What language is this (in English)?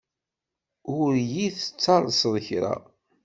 Kabyle